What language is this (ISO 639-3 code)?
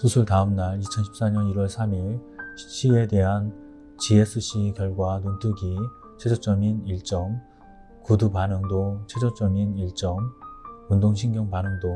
kor